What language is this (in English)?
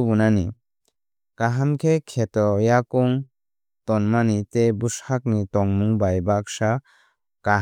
Kok Borok